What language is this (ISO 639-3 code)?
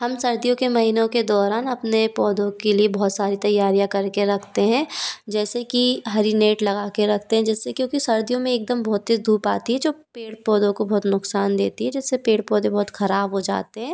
hin